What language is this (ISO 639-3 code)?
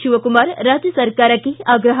kan